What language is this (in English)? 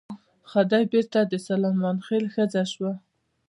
Pashto